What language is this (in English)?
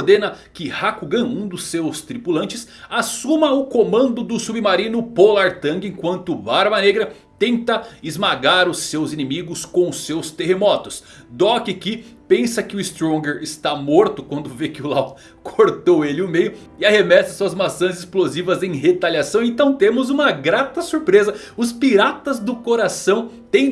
Portuguese